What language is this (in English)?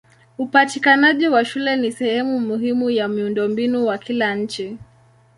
Swahili